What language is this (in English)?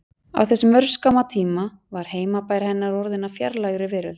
Icelandic